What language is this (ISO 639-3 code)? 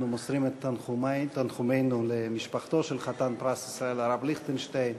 heb